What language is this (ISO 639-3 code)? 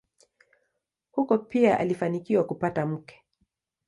swa